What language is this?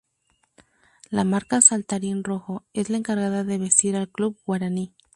Spanish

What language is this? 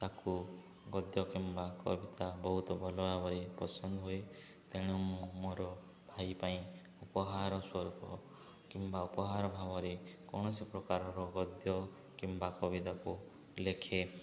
Odia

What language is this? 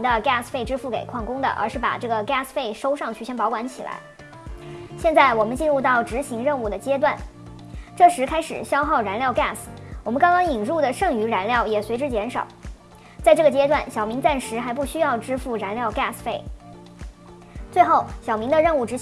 Chinese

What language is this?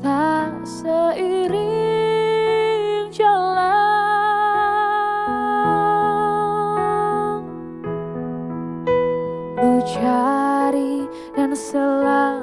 Indonesian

